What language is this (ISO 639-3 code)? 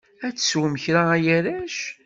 kab